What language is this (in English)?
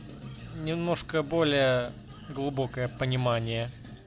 Russian